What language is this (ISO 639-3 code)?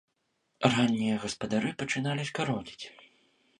bel